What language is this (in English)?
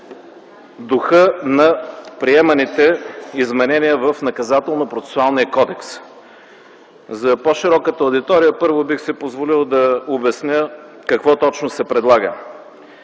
Bulgarian